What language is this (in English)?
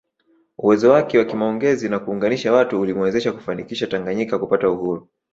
Swahili